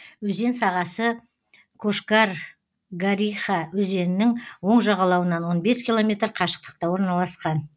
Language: Kazakh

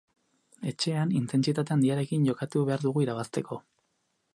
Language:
Basque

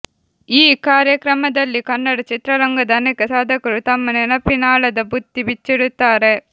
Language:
Kannada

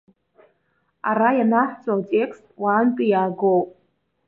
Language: Abkhazian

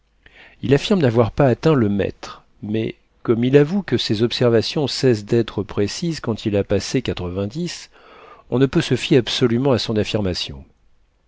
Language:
French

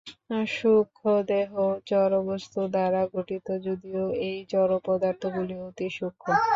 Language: Bangla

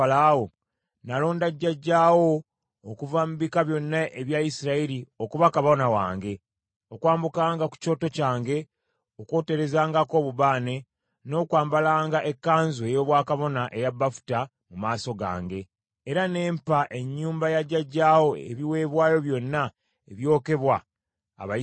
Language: Ganda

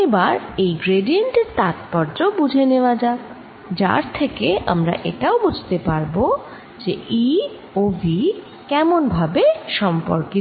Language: Bangla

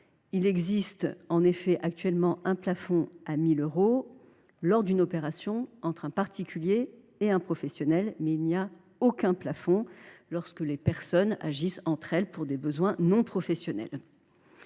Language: French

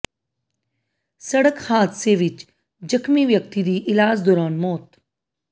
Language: Punjabi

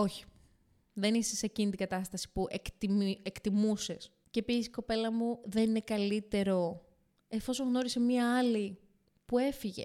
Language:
Greek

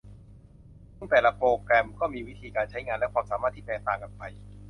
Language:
Thai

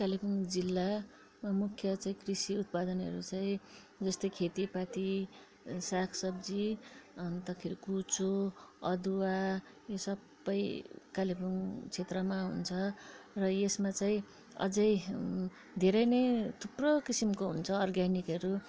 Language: Nepali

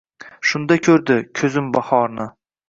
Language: Uzbek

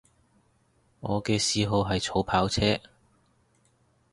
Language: Cantonese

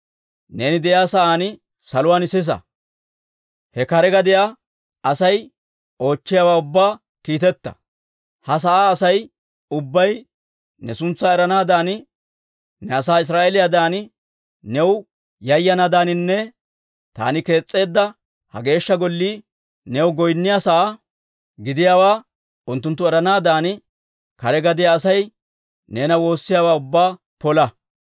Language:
Dawro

